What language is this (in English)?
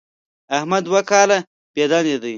Pashto